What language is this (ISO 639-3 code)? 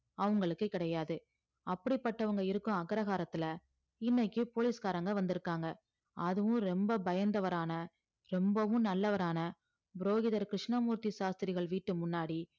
tam